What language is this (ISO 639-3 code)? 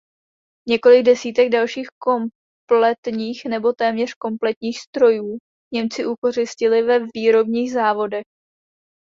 ces